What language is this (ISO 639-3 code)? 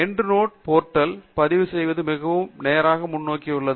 tam